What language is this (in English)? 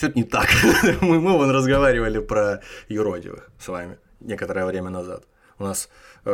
Russian